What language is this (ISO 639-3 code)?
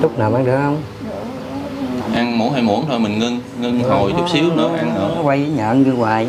vie